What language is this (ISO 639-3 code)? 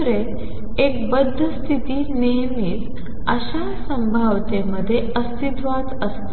mar